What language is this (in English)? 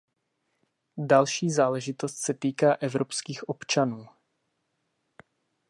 Czech